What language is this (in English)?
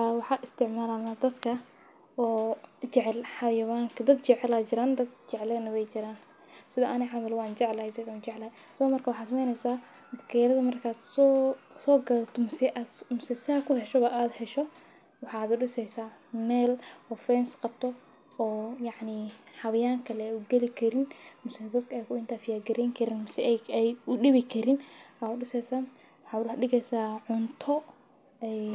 Somali